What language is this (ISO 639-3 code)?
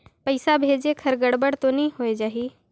hne